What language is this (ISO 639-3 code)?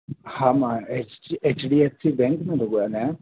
snd